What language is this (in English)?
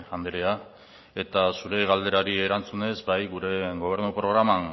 Basque